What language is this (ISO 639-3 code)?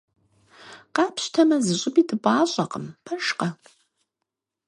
kbd